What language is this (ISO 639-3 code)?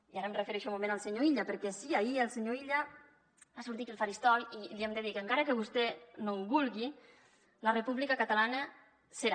cat